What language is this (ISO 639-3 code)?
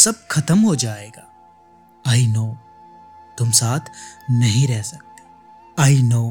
hin